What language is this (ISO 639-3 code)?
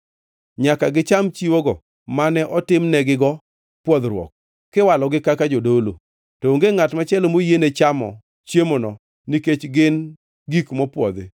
luo